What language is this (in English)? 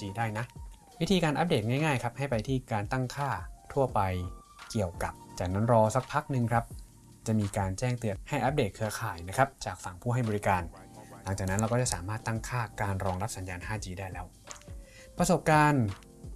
Thai